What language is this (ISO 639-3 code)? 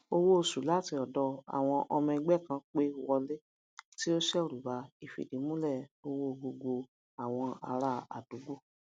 yor